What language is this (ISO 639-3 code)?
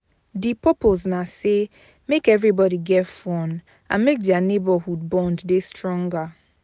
pcm